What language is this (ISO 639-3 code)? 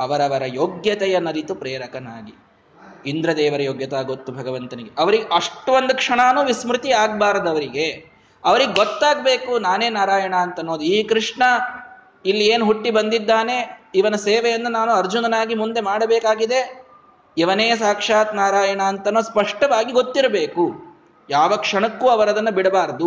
kan